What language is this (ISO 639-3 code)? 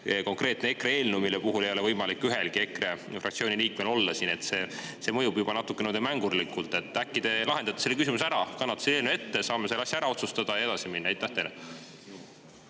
est